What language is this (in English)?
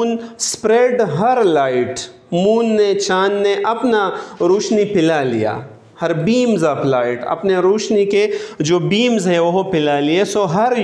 Italian